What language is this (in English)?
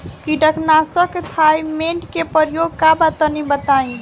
Bhojpuri